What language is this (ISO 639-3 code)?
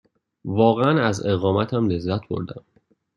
fas